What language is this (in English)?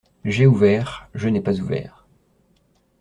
French